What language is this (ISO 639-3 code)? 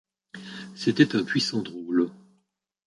fra